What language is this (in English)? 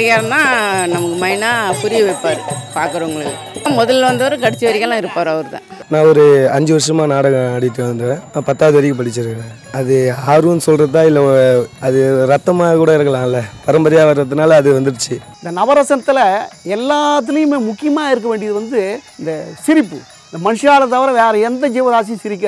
Indonesian